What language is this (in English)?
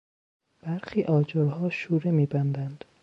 Persian